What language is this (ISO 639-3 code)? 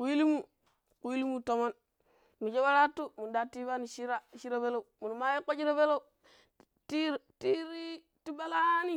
pip